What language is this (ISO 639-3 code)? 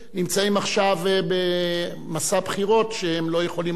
heb